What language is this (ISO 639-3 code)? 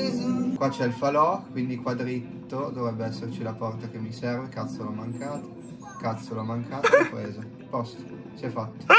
ita